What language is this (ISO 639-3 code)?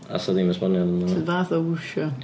cym